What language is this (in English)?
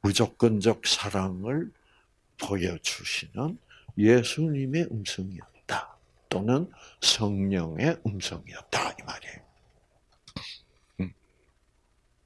Korean